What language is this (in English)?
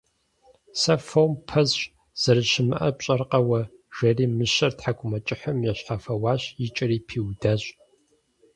Kabardian